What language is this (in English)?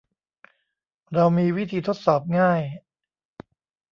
Thai